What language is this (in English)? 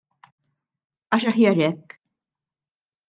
Maltese